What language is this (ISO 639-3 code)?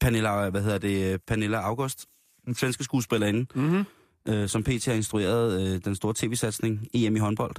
dan